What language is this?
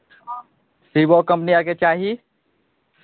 Maithili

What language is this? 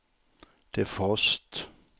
Swedish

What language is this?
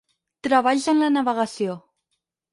Catalan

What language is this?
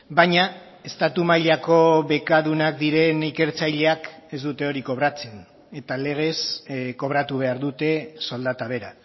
Basque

